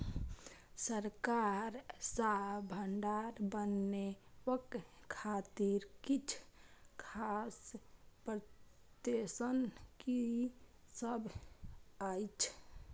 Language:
Maithili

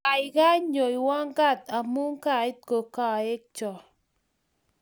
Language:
Kalenjin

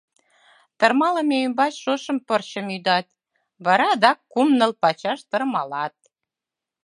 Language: Mari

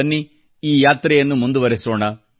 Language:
Kannada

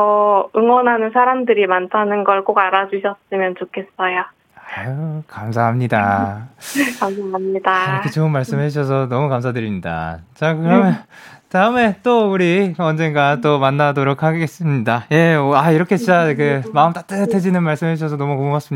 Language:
Korean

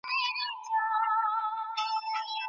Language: Pashto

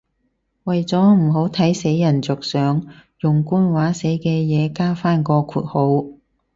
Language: Cantonese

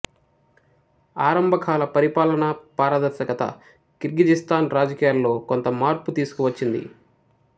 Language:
Telugu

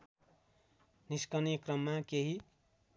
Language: Nepali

